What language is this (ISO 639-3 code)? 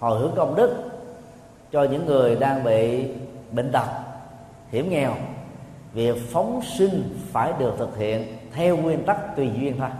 vie